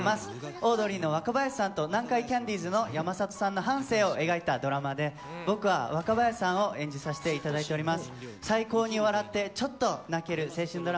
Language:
Japanese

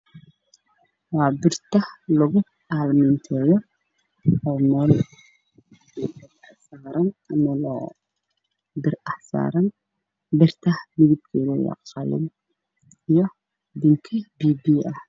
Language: Somali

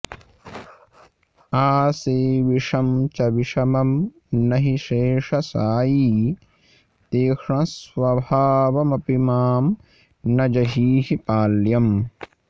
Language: Sanskrit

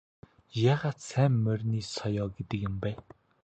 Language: Mongolian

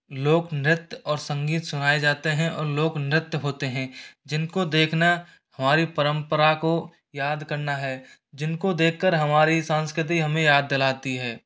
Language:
Hindi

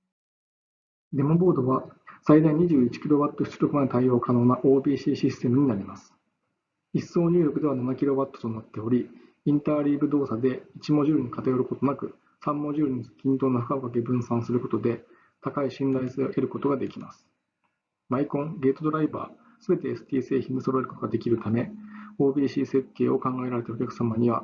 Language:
Japanese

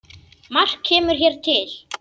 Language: Icelandic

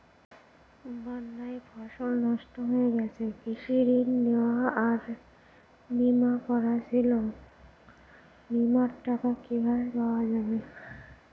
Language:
Bangla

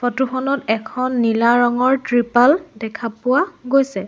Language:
Assamese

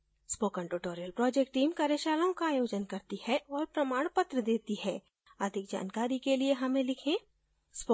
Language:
Hindi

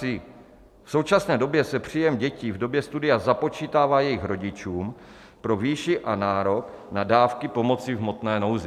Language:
Czech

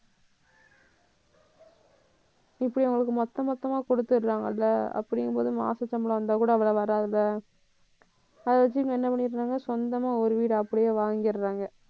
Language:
Tamil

